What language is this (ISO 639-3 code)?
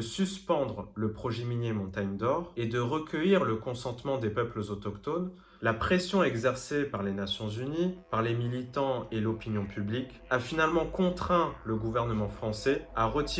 fra